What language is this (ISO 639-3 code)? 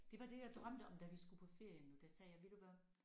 dan